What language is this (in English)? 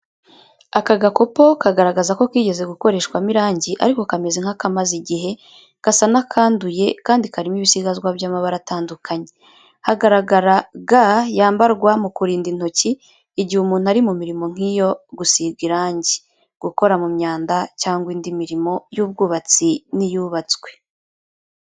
Kinyarwanda